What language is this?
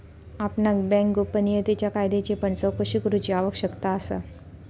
Marathi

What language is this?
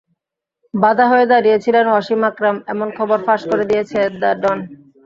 Bangla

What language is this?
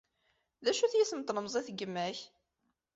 Kabyle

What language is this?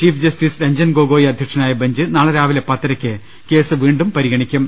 Malayalam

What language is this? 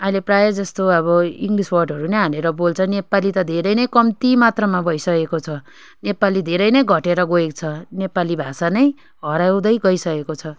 Nepali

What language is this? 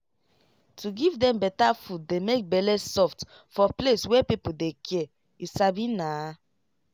Nigerian Pidgin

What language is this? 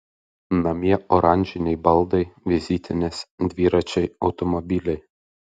Lithuanian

